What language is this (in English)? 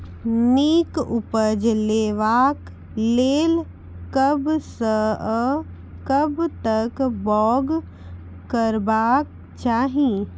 Maithili